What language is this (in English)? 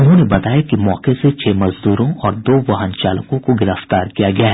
Hindi